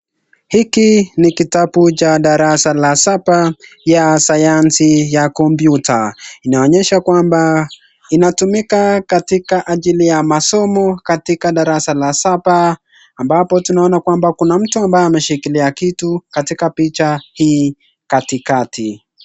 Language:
Swahili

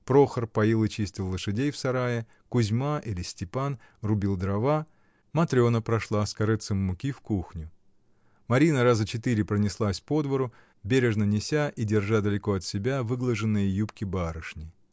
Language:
Russian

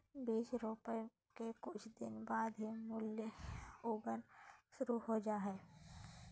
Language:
Magahi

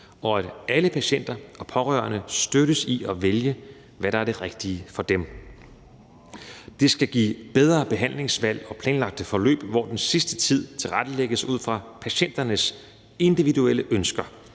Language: Danish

